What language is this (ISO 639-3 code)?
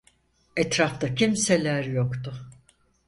tur